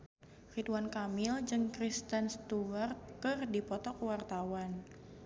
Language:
Sundanese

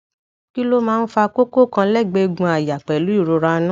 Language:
Yoruba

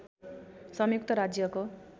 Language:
Nepali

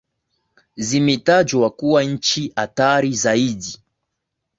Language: Swahili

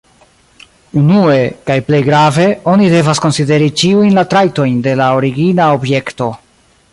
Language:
Esperanto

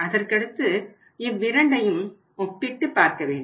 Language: Tamil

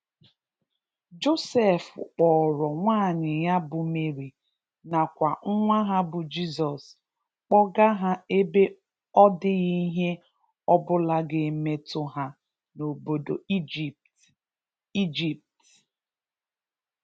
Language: Igbo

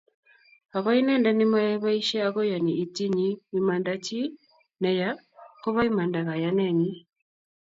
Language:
Kalenjin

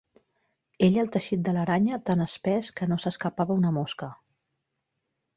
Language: Catalan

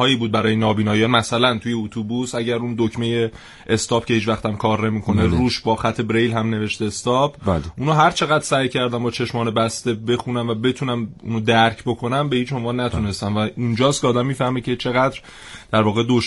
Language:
Persian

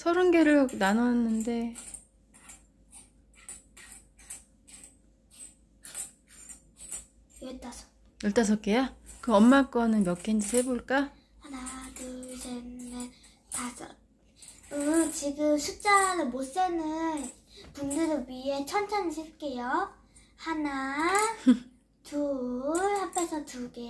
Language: Korean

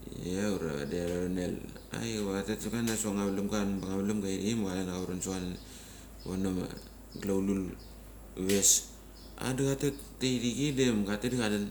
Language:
Mali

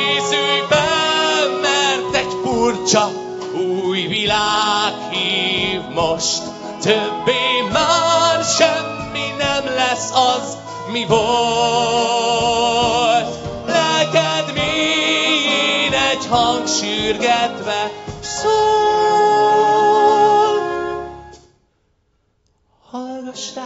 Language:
Hungarian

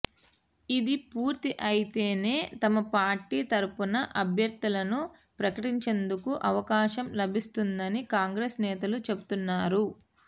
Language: Telugu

